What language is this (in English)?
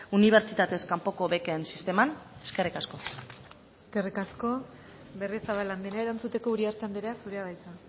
Basque